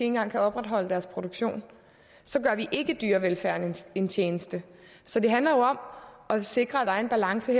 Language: Danish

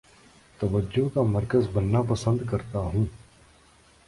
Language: Urdu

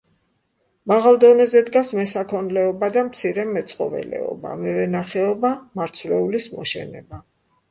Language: Georgian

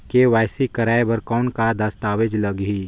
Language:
Chhattisgarhi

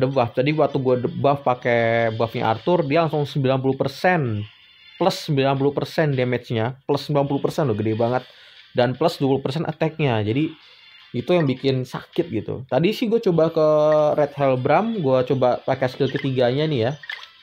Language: Indonesian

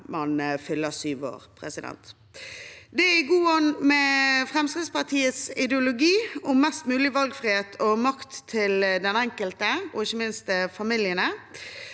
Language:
Norwegian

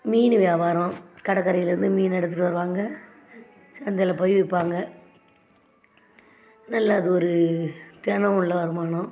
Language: Tamil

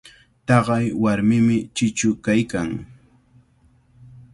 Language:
Cajatambo North Lima Quechua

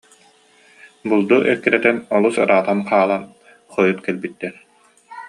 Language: Yakut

